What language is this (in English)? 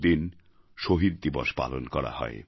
Bangla